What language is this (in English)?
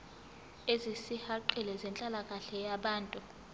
Zulu